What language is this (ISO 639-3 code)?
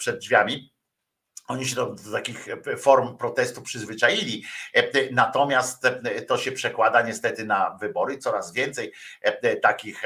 pol